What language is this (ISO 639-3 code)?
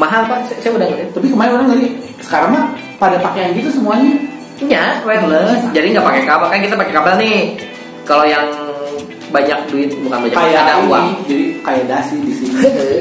ind